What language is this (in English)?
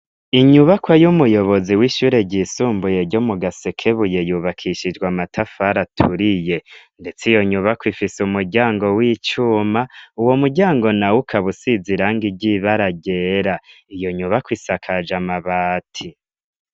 Rundi